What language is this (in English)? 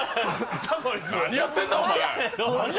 Japanese